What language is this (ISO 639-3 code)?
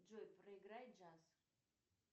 rus